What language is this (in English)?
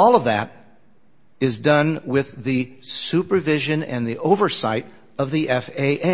English